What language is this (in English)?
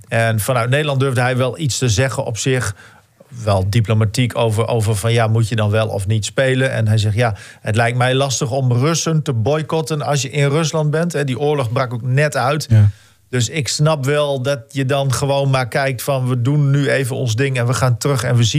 Dutch